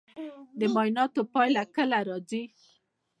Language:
Pashto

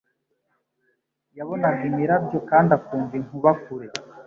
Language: Kinyarwanda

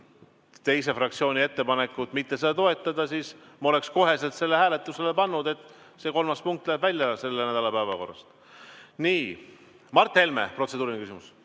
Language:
Estonian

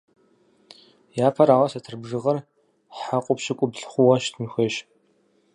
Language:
Kabardian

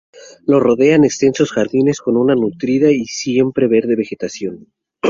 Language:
Spanish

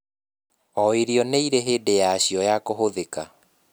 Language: Kikuyu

